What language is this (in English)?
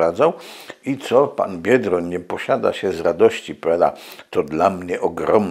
Polish